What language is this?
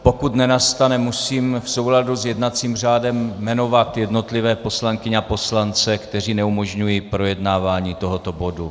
Czech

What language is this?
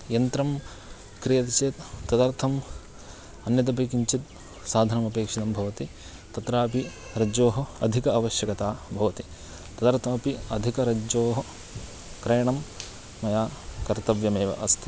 Sanskrit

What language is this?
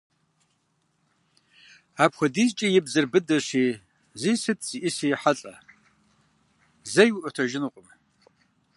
Kabardian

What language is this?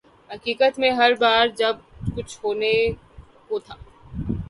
Urdu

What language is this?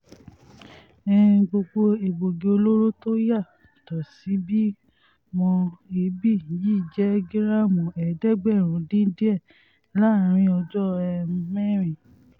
Yoruba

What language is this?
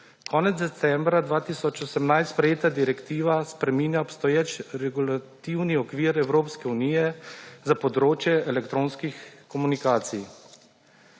Slovenian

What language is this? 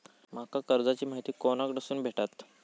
Marathi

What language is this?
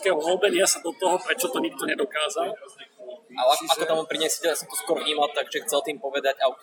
Slovak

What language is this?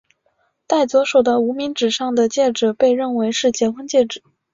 Chinese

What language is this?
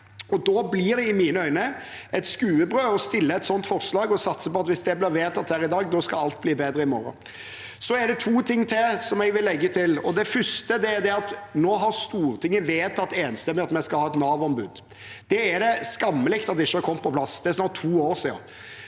Norwegian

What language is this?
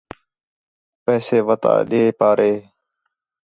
Khetrani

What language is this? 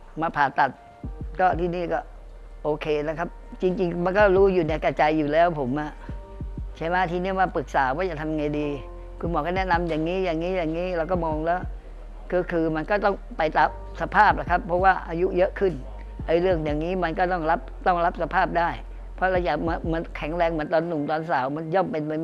Thai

